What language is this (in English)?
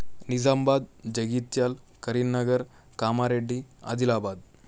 Telugu